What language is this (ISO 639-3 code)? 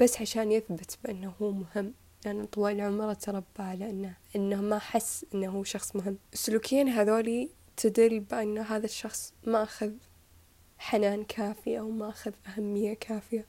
ara